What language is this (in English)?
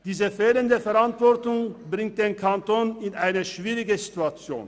Swiss German